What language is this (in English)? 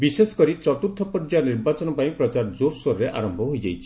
Odia